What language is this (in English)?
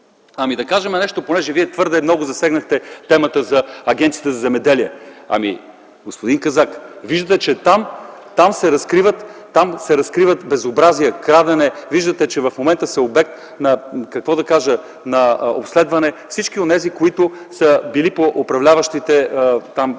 Bulgarian